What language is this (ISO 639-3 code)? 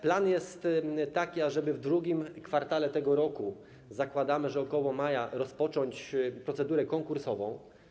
pol